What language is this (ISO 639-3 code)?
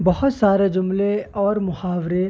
urd